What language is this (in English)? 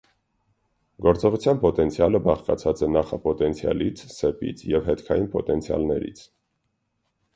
Armenian